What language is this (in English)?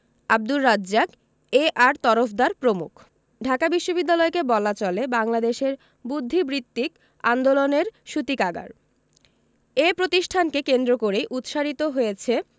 Bangla